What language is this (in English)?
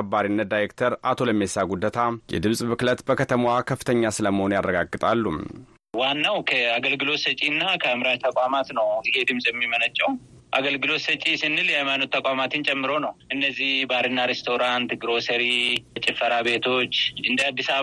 Amharic